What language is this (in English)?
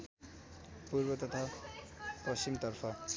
Nepali